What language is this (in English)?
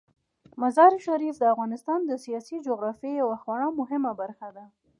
Pashto